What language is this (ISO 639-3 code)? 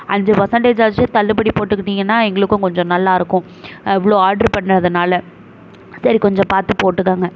tam